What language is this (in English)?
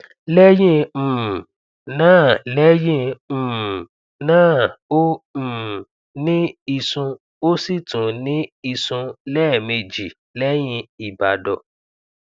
Yoruba